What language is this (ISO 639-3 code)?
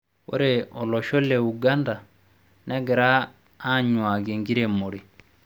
mas